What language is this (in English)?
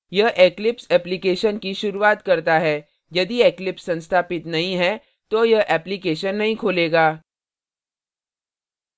Hindi